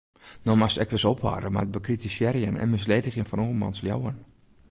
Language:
Western Frisian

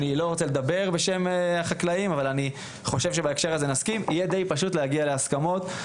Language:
Hebrew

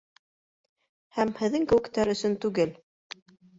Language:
Bashkir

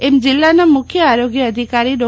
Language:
Gujarati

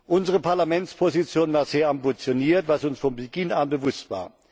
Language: German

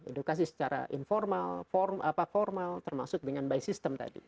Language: Indonesian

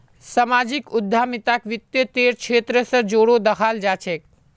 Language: Magahi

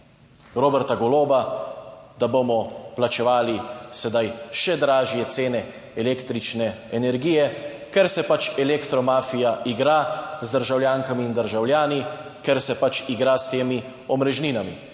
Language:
Slovenian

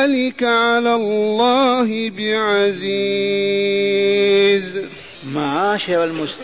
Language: Arabic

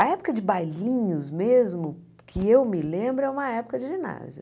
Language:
Portuguese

